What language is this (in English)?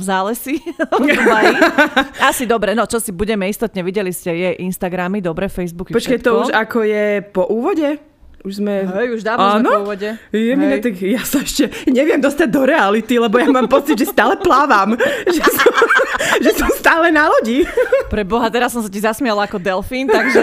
Slovak